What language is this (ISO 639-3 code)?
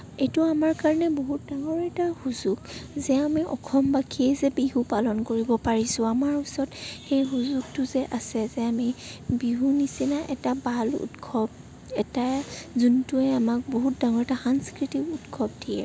asm